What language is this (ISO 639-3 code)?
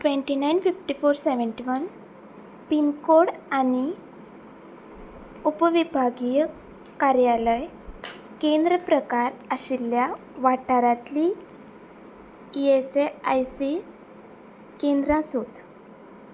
kok